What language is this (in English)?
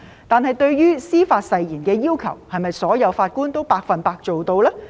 Cantonese